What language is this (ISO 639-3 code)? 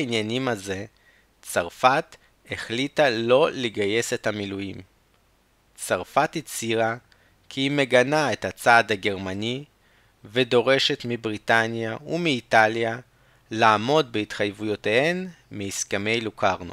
heb